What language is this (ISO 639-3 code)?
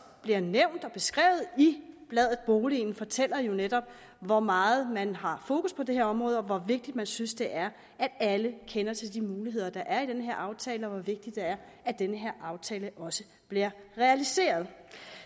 dan